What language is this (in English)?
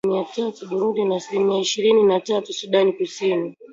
Swahili